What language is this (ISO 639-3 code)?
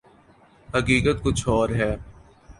urd